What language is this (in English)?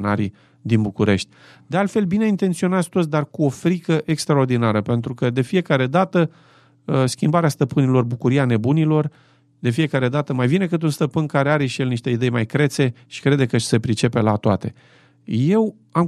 Romanian